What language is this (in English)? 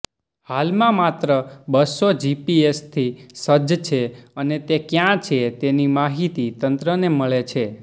Gujarati